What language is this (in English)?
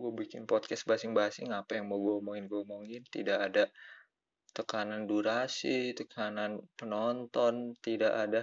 Indonesian